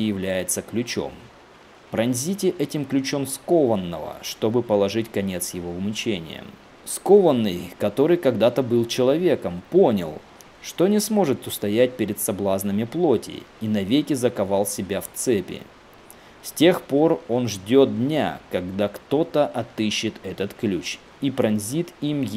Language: Russian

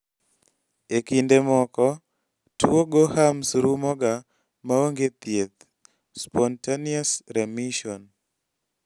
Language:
Luo (Kenya and Tanzania)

